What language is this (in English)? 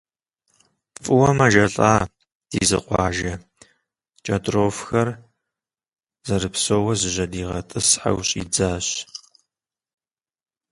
Kabardian